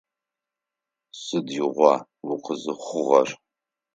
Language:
Adyghe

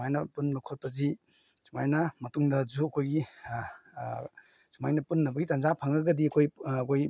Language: Manipuri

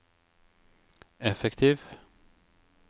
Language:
Norwegian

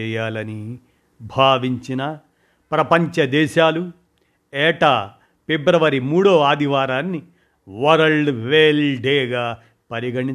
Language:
Telugu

